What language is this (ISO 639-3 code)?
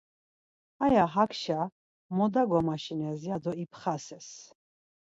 lzz